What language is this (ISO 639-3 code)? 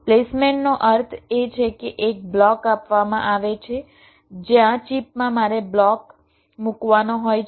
guj